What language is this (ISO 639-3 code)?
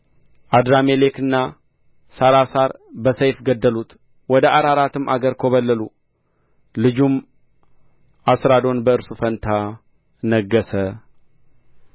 amh